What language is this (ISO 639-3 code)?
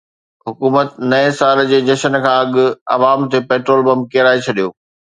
snd